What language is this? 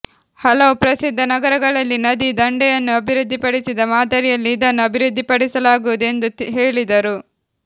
Kannada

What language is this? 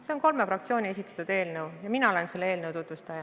Estonian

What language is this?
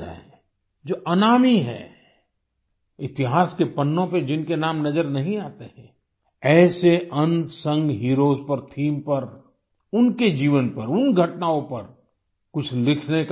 Hindi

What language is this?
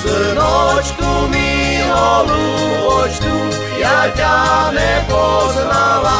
Slovak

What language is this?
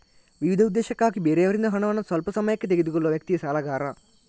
Kannada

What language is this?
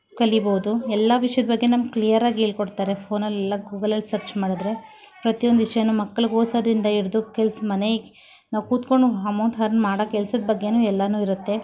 Kannada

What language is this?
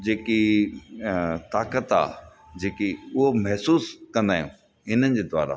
Sindhi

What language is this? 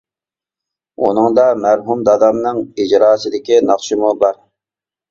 Uyghur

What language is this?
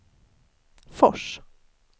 Swedish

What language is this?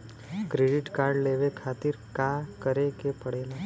Bhojpuri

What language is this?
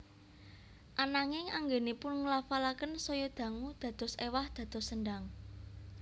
Javanese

